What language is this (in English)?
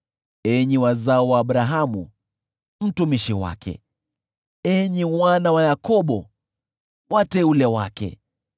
Swahili